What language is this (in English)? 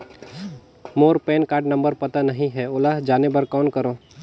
Chhattisgarhi